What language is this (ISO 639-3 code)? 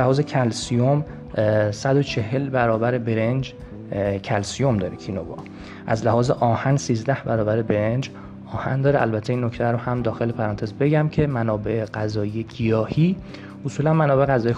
fas